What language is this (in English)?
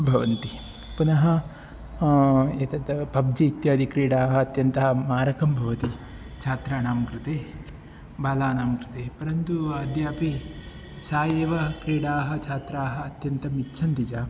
Sanskrit